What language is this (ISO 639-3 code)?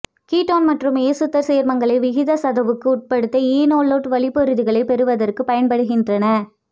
tam